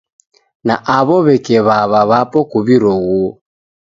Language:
Taita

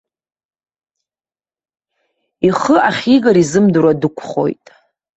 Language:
Abkhazian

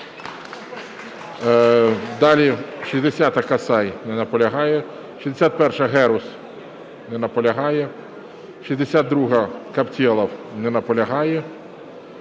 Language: Ukrainian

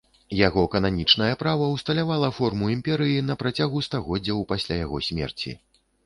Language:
Belarusian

